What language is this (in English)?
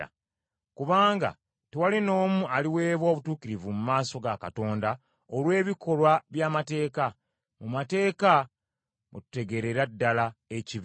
Ganda